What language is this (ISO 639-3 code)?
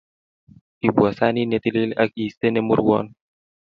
kln